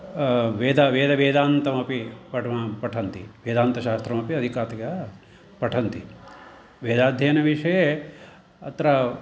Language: Sanskrit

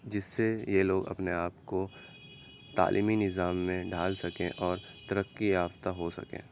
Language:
Urdu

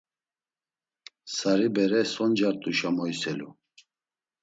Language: Laz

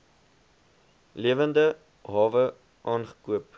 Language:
Afrikaans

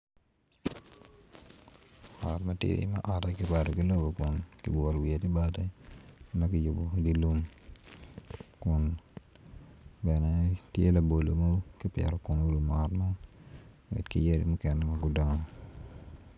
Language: Acoli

